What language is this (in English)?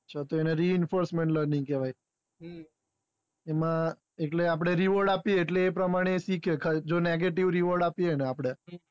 Gujarati